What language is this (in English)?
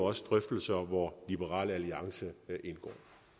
Danish